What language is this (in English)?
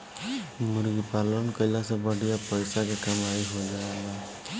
Bhojpuri